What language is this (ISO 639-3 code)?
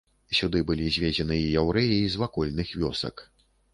bel